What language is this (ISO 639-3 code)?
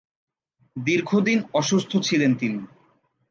ben